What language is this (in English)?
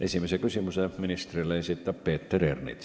Estonian